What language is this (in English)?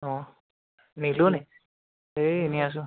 Assamese